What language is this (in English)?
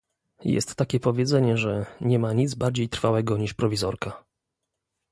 Polish